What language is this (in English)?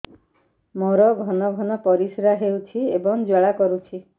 Odia